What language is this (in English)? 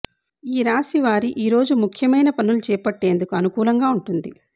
Telugu